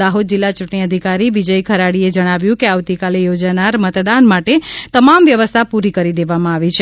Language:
Gujarati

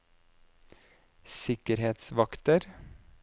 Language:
Norwegian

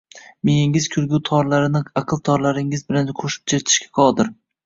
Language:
Uzbek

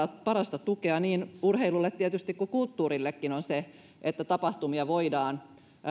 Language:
Finnish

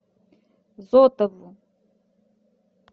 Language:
Russian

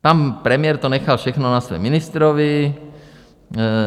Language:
Czech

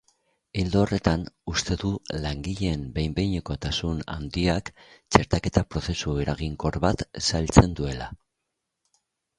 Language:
Basque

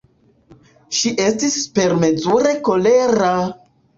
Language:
Esperanto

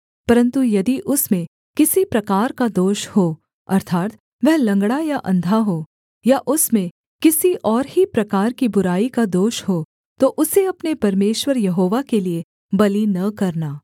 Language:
Hindi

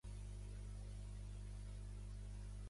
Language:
Catalan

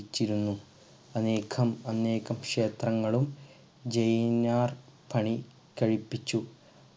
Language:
Malayalam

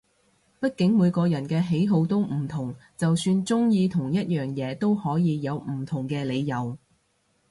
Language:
Cantonese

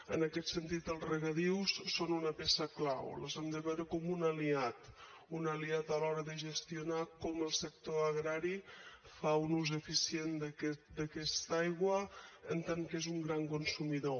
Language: Catalan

